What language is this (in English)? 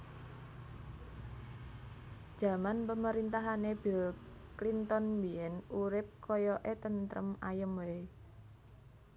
Javanese